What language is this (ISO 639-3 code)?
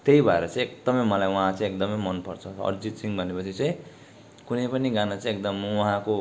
nep